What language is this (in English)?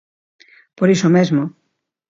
Galician